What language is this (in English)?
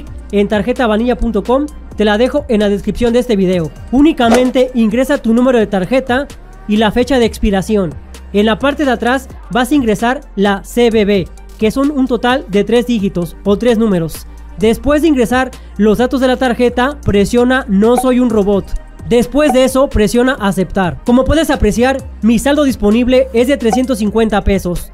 Spanish